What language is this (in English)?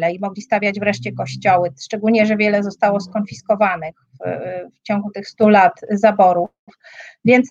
Polish